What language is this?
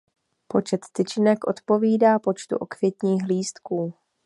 Czech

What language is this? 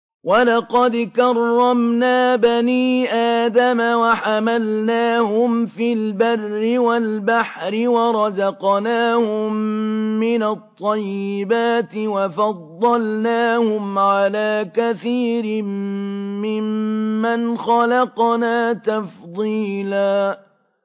Arabic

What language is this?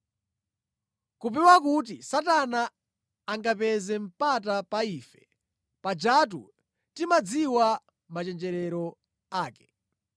Nyanja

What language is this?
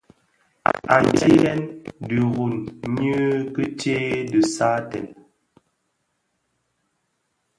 Bafia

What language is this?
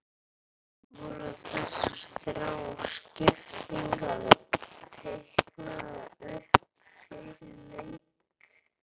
Icelandic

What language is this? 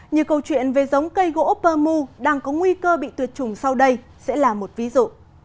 Vietnamese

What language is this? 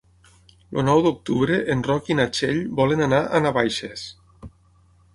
Catalan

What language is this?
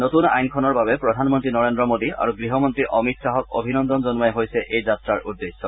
Assamese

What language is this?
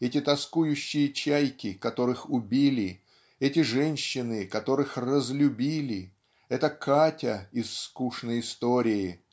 Russian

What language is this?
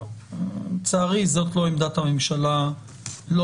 Hebrew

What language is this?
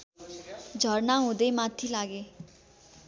Nepali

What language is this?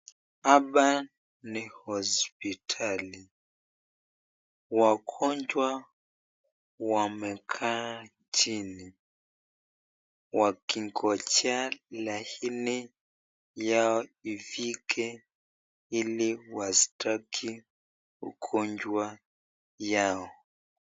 Swahili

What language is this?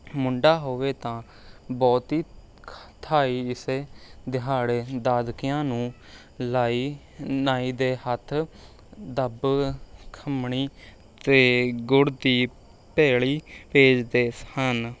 Punjabi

